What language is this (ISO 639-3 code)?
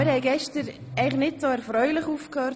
gsw